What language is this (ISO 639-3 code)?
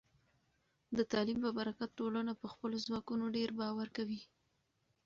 pus